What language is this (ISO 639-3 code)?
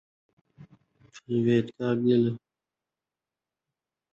uzb